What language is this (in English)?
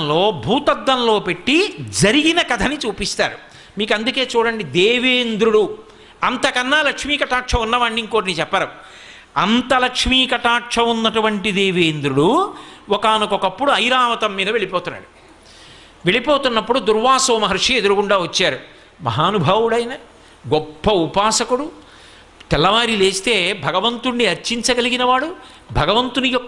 Telugu